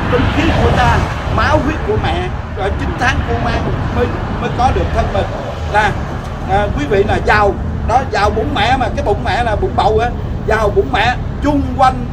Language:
Vietnamese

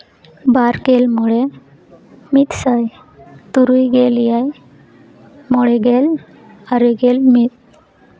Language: Santali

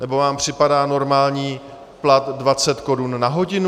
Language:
Czech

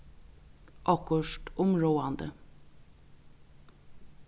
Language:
Faroese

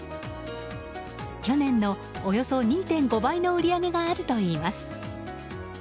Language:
Japanese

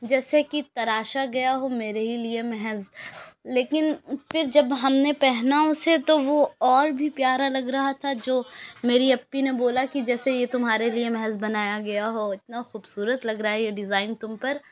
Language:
Urdu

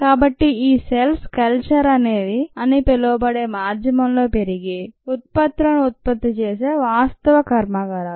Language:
Telugu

